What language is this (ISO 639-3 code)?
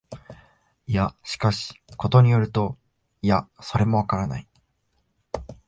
jpn